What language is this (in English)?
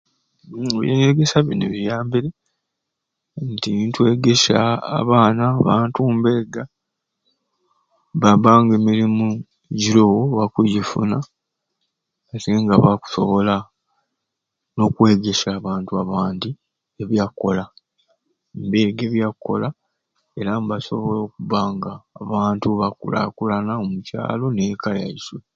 Ruuli